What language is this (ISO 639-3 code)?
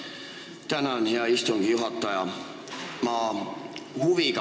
est